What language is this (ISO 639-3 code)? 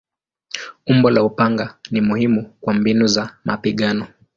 swa